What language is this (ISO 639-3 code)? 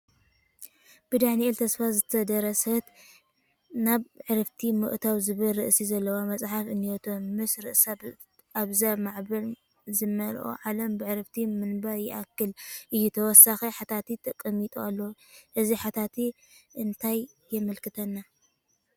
tir